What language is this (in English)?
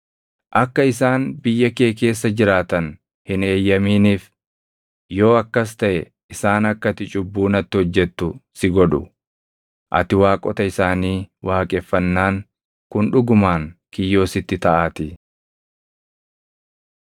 Oromo